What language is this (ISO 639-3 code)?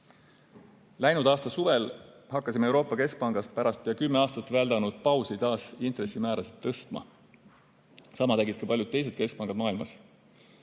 est